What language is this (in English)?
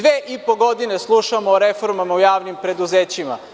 Serbian